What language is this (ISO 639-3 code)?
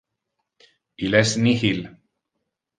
ina